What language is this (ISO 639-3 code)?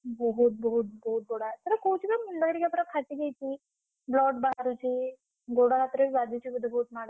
ori